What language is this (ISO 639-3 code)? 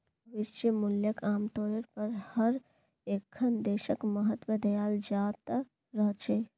mag